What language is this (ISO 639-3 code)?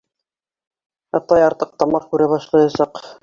bak